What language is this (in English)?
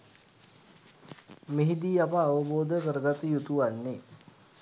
Sinhala